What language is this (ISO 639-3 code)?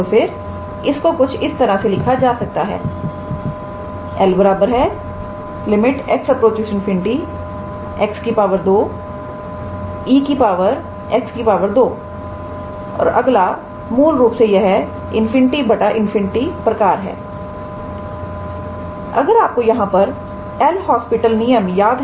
hin